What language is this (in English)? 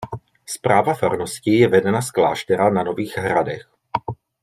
Czech